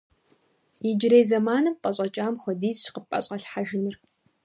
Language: Kabardian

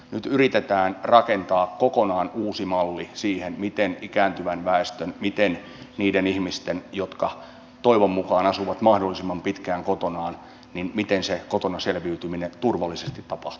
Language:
Finnish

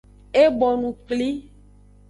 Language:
Aja (Benin)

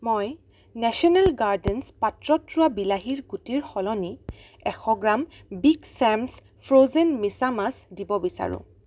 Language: Assamese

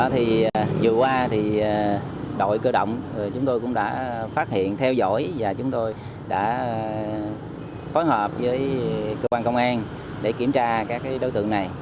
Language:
Vietnamese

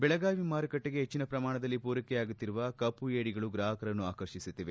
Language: Kannada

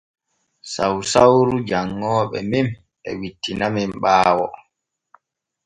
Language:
Borgu Fulfulde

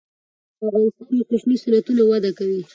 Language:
Pashto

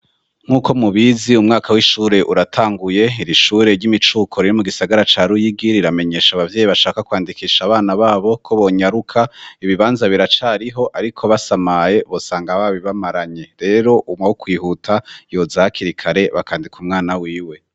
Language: Rundi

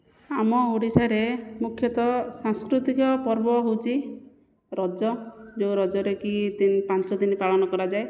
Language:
Odia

